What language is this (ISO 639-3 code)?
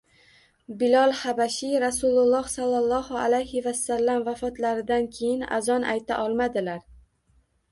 uzb